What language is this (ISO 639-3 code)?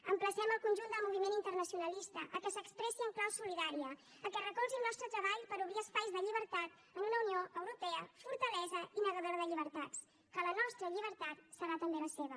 cat